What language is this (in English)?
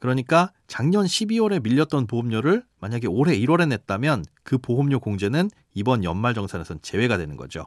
Korean